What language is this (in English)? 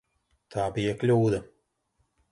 Latvian